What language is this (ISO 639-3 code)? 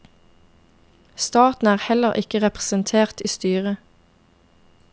nor